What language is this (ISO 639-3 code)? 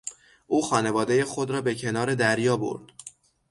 fas